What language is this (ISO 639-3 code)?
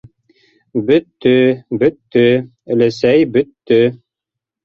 bak